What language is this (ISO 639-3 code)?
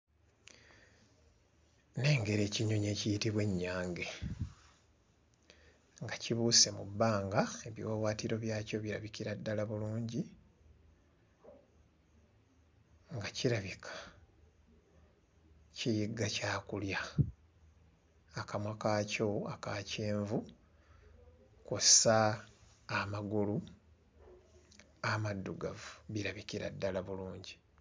lug